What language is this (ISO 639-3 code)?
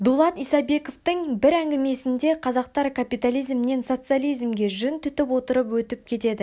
kaz